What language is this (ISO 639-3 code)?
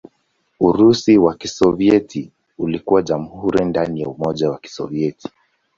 swa